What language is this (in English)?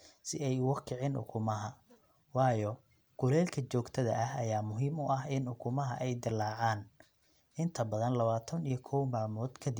Somali